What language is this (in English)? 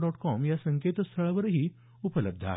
Marathi